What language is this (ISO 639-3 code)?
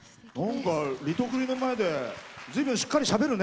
jpn